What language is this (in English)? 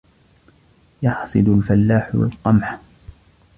Arabic